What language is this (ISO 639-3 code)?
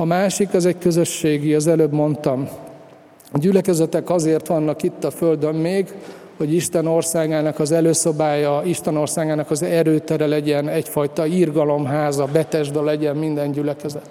hun